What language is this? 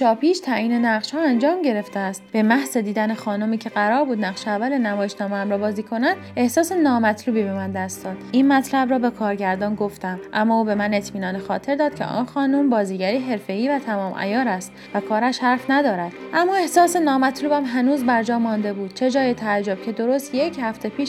Persian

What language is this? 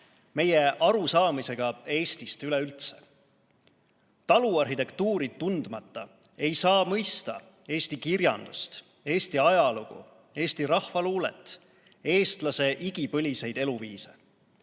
Estonian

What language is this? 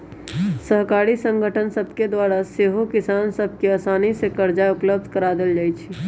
Magahi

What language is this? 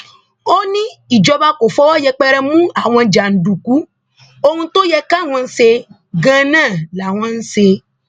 Yoruba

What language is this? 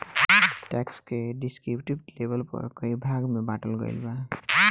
Bhojpuri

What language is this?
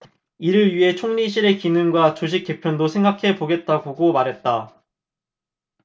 Korean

